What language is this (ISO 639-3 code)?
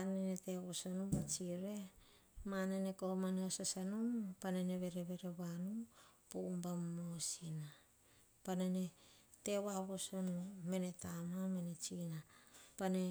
hah